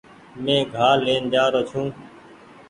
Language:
Goaria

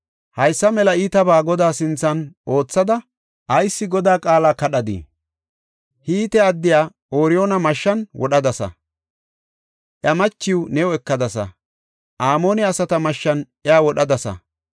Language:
Gofa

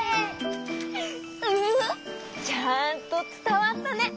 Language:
Japanese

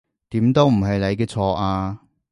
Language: Cantonese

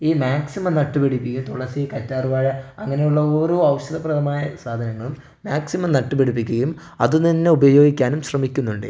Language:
Malayalam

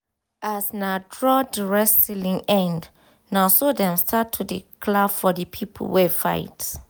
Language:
Nigerian Pidgin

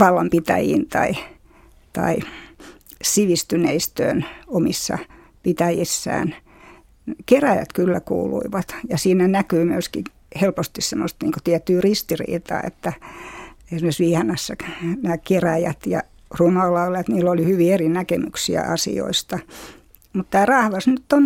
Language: Finnish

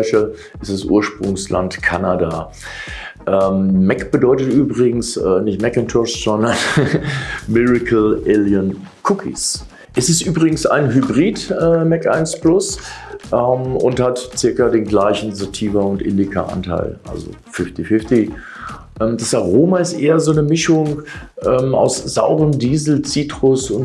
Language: German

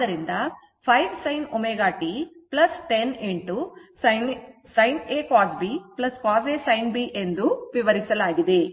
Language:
Kannada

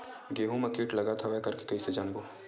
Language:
Chhattisgarhi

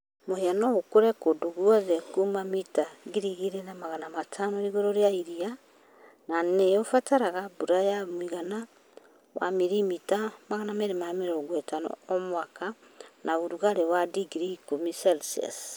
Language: Kikuyu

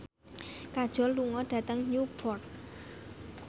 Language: Javanese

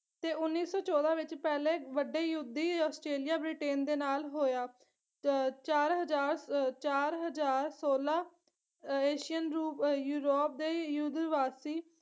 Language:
Punjabi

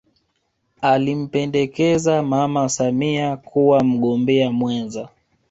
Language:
Swahili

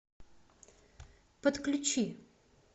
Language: Russian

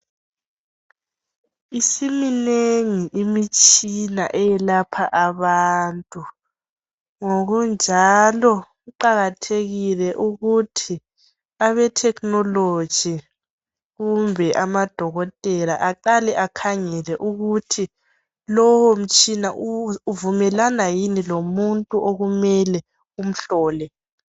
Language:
North Ndebele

